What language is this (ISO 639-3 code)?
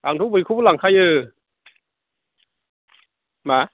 brx